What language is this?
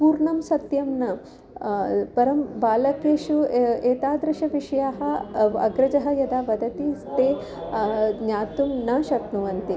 Sanskrit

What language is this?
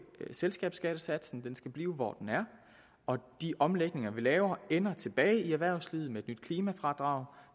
Danish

